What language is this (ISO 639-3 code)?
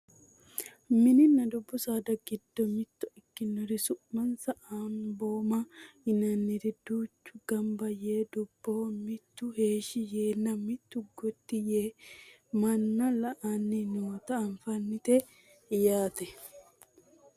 sid